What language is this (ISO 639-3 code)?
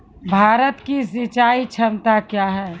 mai